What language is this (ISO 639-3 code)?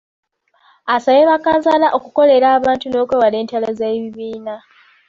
lug